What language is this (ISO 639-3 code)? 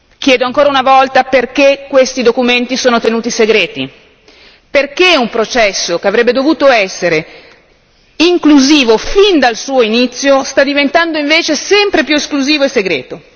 ita